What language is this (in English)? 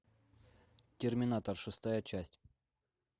Russian